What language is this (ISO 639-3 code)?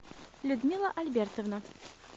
rus